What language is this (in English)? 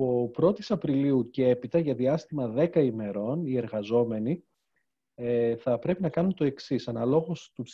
Greek